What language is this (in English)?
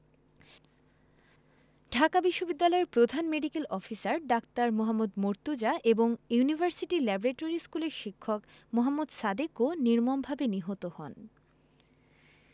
Bangla